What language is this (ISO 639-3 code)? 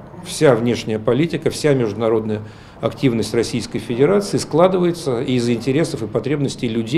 rus